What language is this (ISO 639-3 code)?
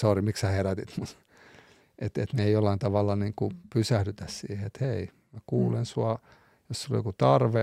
fin